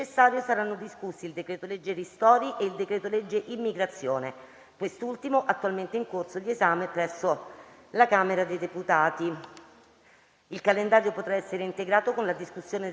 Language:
Italian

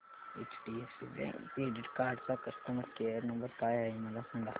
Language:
Marathi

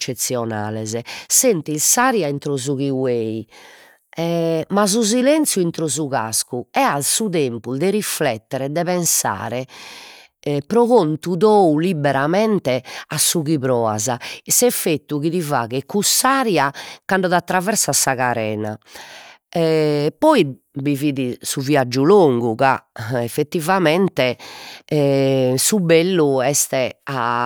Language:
Sardinian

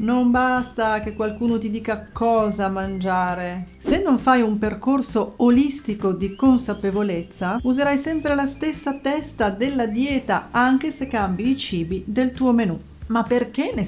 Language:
Italian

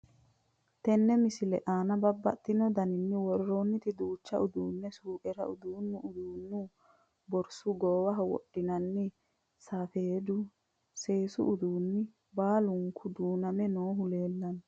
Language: Sidamo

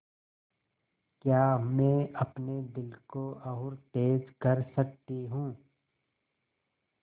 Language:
Hindi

